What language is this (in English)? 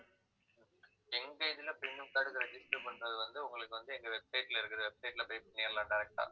Tamil